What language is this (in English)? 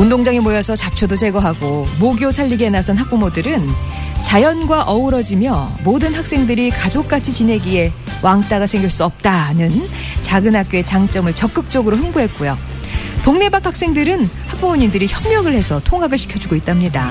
Korean